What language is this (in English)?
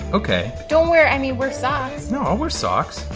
English